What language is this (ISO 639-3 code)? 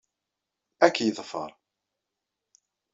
kab